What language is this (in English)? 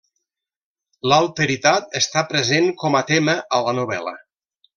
Catalan